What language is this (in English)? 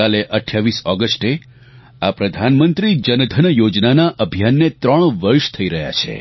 Gujarati